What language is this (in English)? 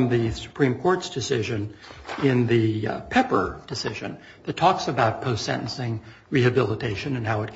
English